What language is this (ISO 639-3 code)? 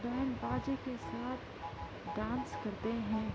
urd